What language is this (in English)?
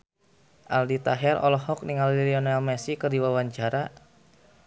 Sundanese